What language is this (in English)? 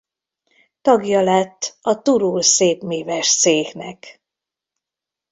Hungarian